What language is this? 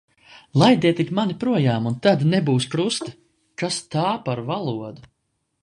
Latvian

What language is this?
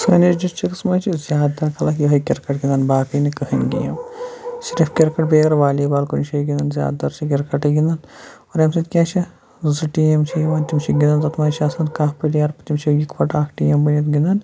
Kashmiri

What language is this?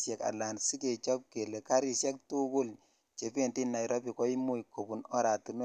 Kalenjin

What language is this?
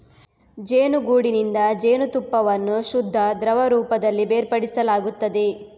Kannada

